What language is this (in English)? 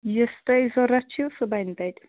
Kashmiri